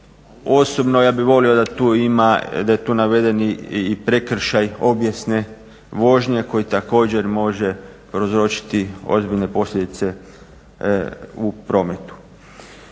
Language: Croatian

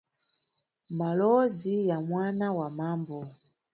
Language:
Nyungwe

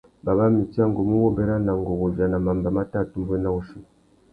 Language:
Tuki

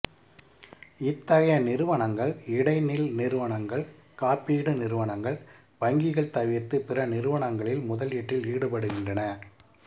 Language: Tamil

